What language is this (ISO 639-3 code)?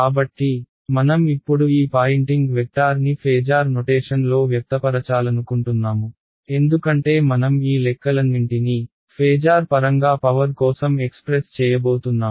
tel